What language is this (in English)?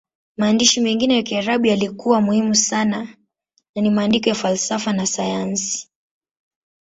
Swahili